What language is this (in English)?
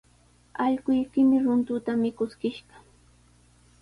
Sihuas Ancash Quechua